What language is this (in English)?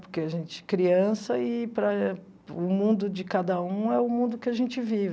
Portuguese